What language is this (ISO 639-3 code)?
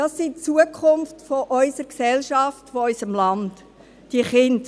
gsw